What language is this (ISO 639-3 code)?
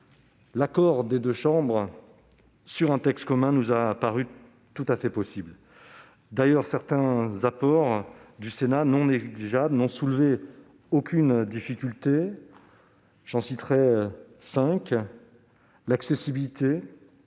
fra